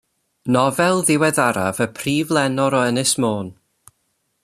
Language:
Welsh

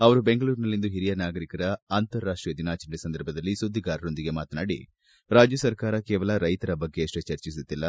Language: Kannada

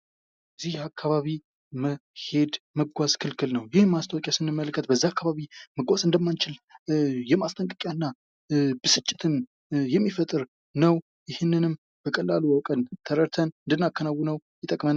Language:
Amharic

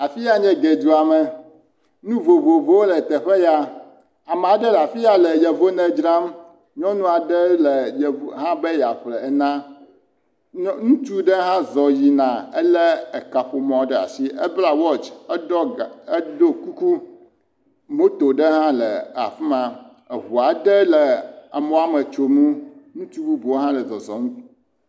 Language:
Ewe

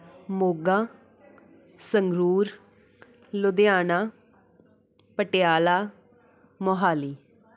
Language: Punjabi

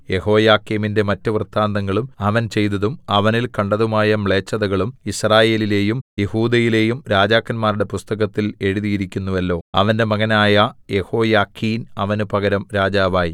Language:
Malayalam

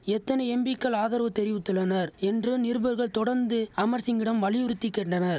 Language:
Tamil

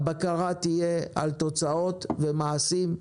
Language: Hebrew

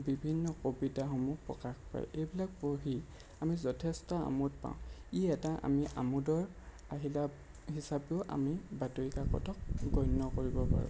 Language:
Assamese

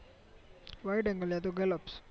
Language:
Gujarati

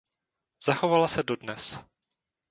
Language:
Czech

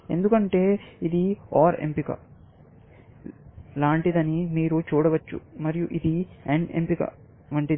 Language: Telugu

